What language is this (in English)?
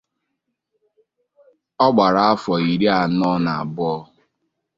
Igbo